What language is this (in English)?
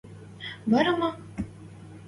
Western Mari